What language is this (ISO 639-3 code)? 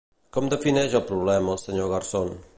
cat